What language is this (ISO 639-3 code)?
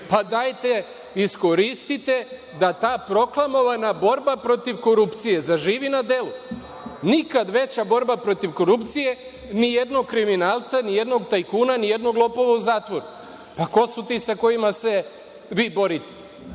srp